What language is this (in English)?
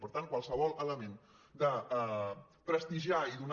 Catalan